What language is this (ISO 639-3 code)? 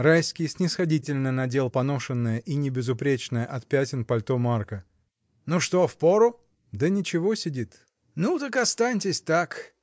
rus